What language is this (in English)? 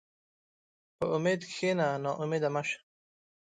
Pashto